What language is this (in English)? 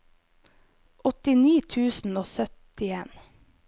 Norwegian